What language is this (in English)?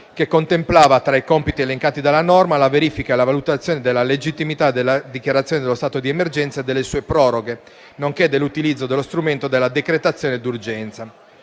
Italian